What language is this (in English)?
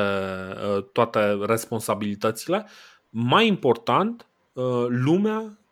Romanian